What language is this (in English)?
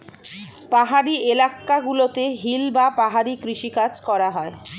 Bangla